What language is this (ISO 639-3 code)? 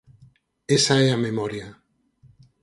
glg